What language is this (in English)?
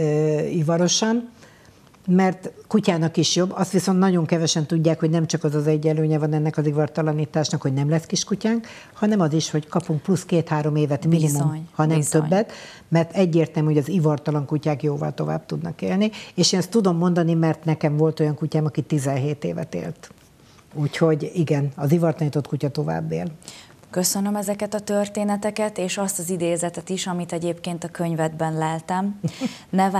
Hungarian